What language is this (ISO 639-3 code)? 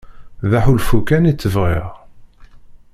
kab